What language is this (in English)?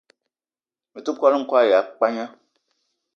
Eton (Cameroon)